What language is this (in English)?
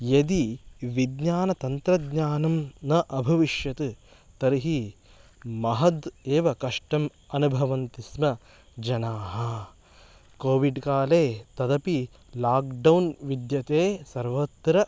Sanskrit